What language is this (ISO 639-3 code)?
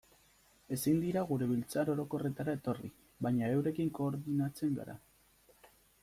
eus